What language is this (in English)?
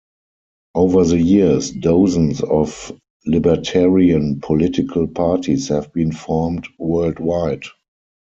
English